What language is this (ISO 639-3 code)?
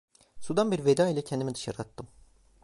tur